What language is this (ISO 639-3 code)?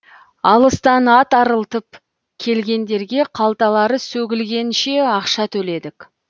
kaz